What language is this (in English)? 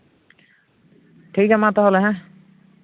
Santali